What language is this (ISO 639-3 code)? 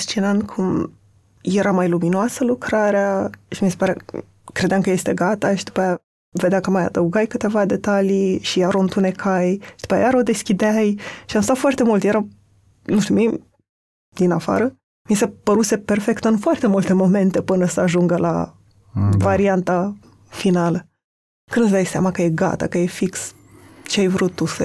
ron